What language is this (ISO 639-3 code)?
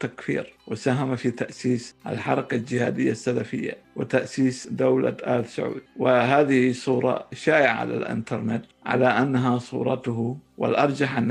ara